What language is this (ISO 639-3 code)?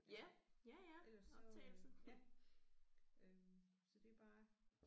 dan